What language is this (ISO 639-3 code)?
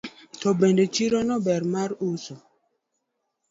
luo